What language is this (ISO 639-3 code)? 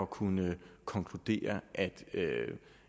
dan